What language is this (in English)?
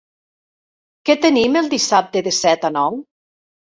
Catalan